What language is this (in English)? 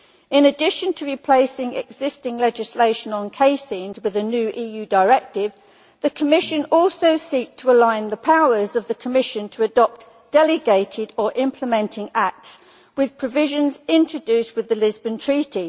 English